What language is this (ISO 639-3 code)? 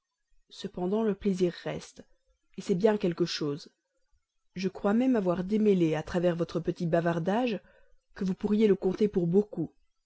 fra